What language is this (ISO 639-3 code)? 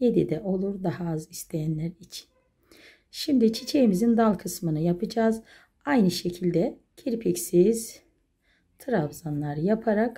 tur